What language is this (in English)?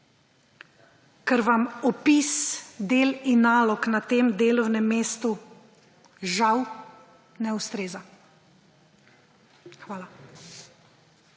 Slovenian